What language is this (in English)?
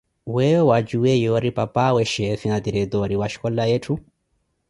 Koti